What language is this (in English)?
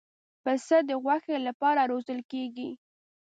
Pashto